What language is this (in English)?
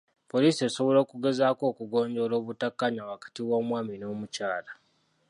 Ganda